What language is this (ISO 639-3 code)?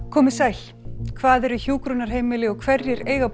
isl